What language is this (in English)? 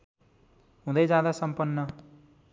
Nepali